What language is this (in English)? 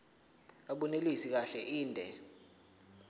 Zulu